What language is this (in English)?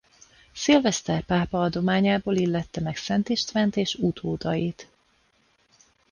Hungarian